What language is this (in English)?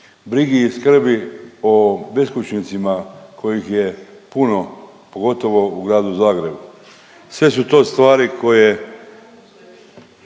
Croatian